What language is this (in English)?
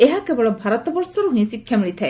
Odia